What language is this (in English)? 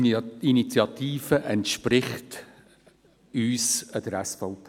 Swiss German